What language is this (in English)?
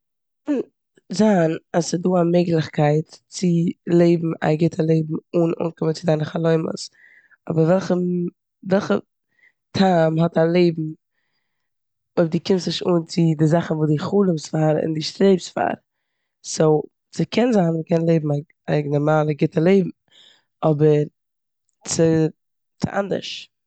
Yiddish